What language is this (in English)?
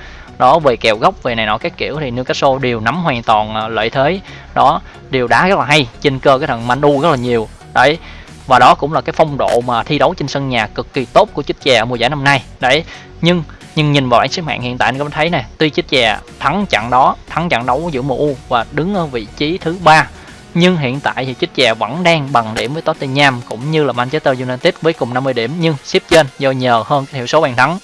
Vietnamese